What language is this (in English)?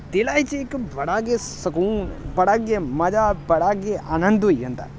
Dogri